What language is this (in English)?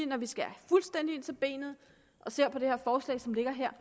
Danish